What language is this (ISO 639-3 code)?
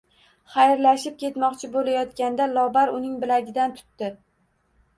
uzb